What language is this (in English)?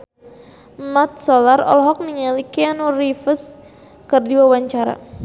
Sundanese